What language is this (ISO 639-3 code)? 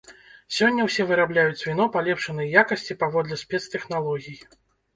bel